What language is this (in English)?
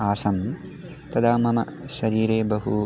Sanskrit